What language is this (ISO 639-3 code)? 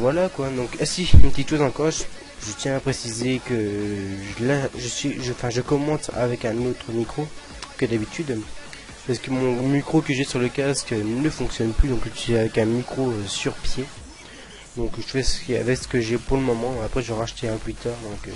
fra